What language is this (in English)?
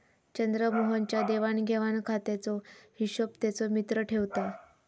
Marathi